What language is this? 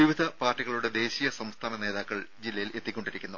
Malayalam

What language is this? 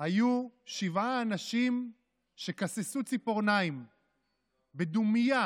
Hebrew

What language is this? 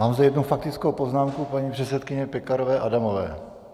Czech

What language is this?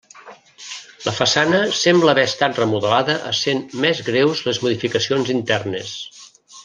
Catalan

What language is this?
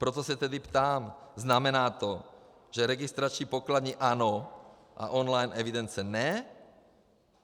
Czech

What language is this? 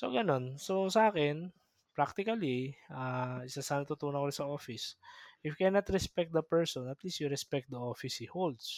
Filipino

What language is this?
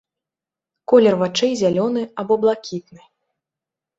Belarusian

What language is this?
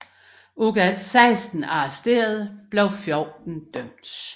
Danish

